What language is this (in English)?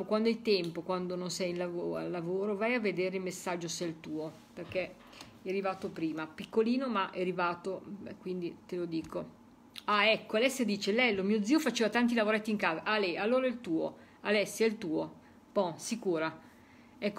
Italian